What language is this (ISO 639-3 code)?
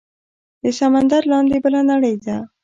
pus